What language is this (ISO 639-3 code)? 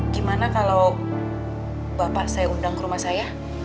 ind